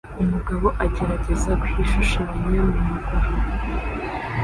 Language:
Kinyarwanda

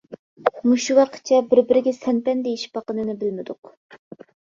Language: Uyghur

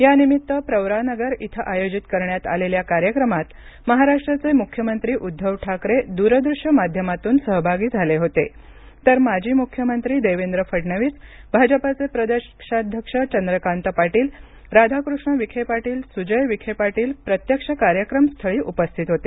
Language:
Marathi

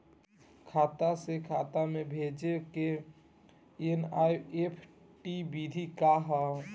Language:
Bhojpuri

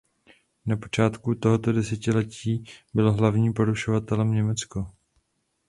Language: Czech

